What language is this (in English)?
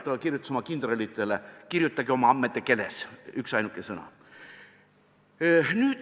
Estonian